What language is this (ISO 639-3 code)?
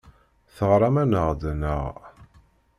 kab